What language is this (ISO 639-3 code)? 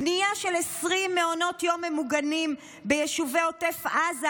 heb